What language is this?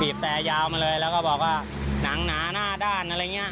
Thai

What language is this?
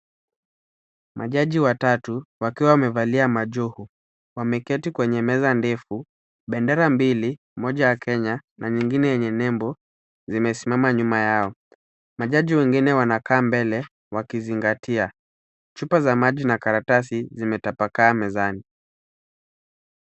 Swahili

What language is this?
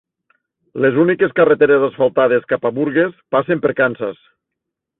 Catalan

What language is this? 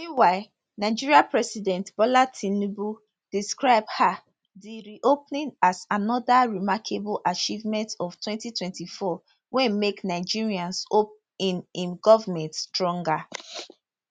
Nigerian Pidgin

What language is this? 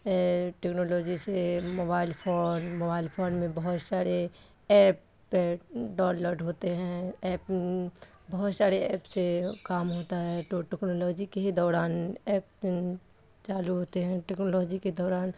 Urdu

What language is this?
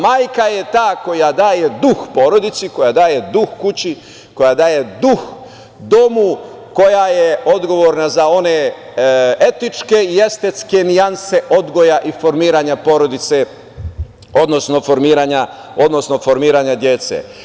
Serbian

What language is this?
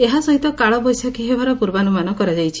Odia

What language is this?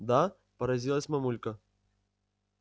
Russian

